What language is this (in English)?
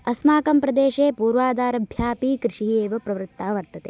Sanskrit